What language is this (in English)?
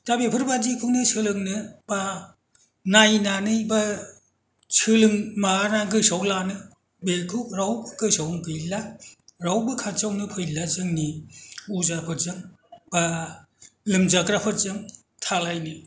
Bodo